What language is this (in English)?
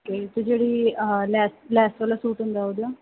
Punjabi